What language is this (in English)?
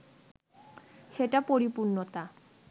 Bangla